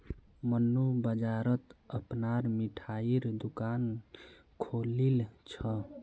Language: Magahi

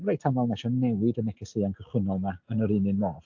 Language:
Welsh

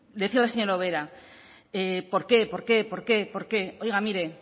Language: Spanish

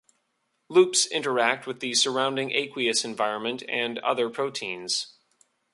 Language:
English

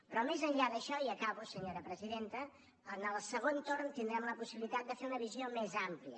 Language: Catalan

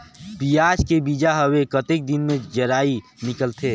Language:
Chhattisgarhi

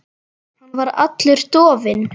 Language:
Icelandic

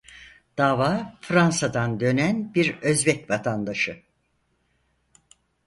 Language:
Turkish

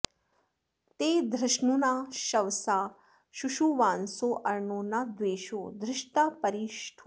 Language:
Sanskrit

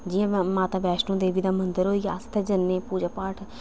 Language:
Dogri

